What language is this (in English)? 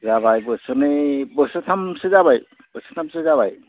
Bodo